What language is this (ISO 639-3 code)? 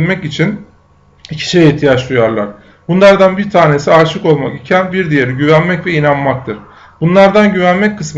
tur